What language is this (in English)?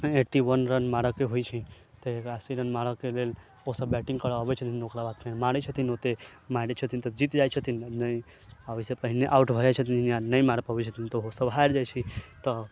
Maithili